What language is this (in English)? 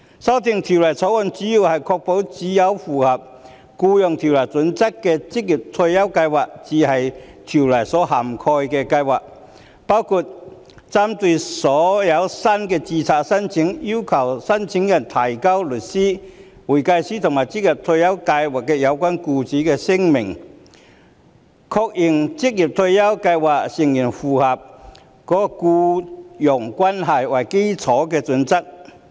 Cantonese